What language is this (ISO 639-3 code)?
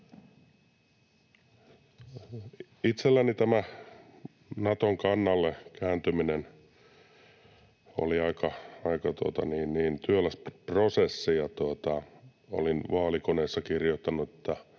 fin